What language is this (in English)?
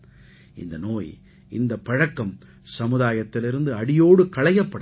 Tamil